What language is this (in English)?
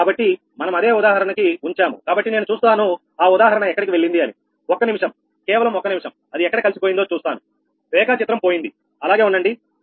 Telugu